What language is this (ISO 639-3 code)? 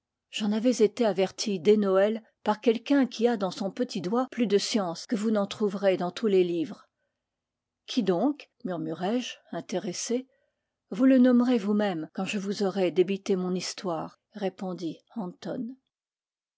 fra